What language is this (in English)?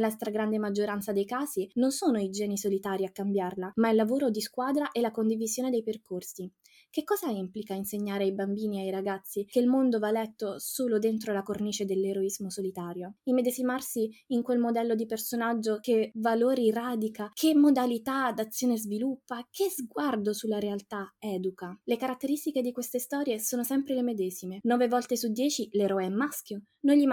Italian